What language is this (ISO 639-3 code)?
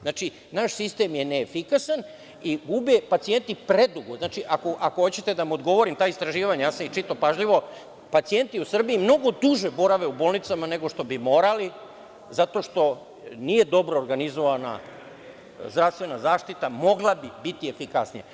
srp